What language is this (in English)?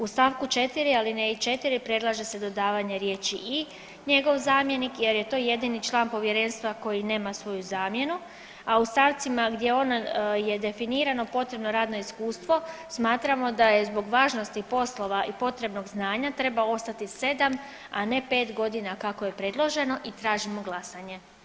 Croatian